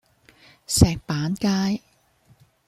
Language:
Cantonese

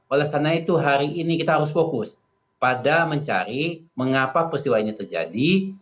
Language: Indonesian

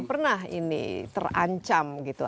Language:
Indonesian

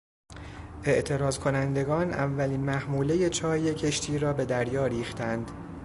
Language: Persian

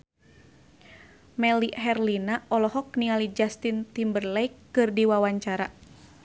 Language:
Sundanese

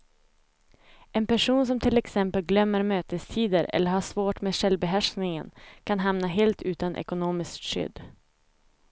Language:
Swedish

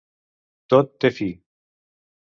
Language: Catalan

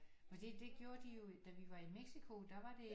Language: Danish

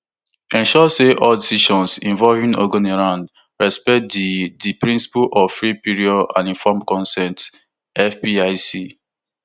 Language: Nigerian Pidgin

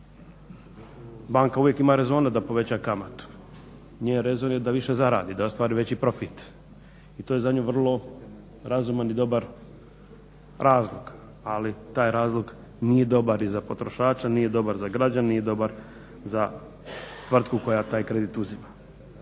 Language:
Croatian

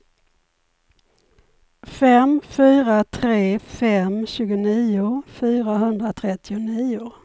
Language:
Swedish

